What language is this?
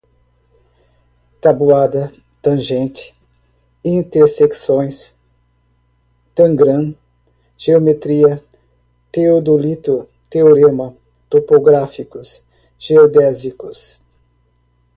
Portuguese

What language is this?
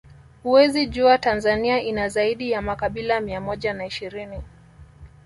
Swahili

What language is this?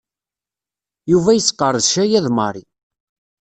Kabyle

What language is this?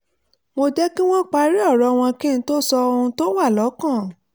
Yoruba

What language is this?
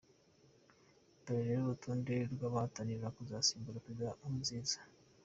Kinyarwanda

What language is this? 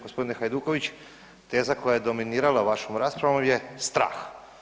Croatian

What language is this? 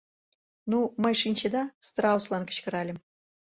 Mari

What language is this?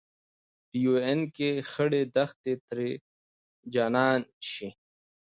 Pashto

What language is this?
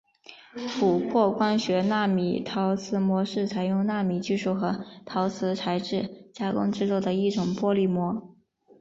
Chinese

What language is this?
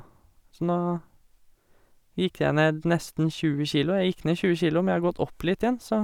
Norwegian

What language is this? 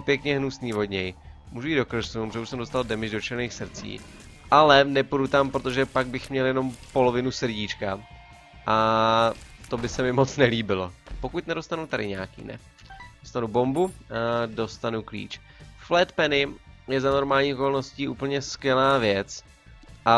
Czech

